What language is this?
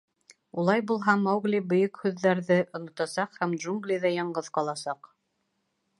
Bashkir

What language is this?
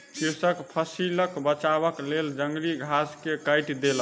Maithili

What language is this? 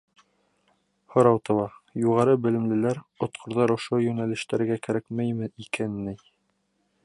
Bashkir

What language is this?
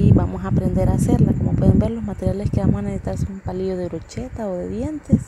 Spanish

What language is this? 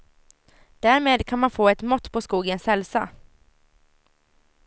Swedish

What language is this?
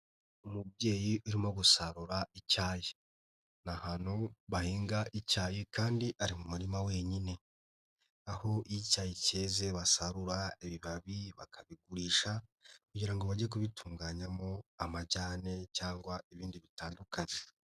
Kinyarwanda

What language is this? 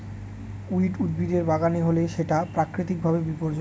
Bangla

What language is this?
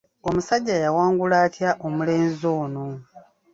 Ganda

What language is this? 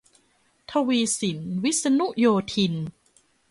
Thai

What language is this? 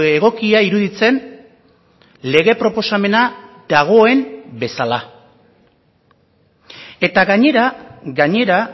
Basque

